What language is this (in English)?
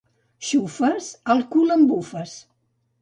Catalan